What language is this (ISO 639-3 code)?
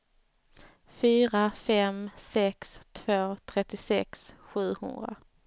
swe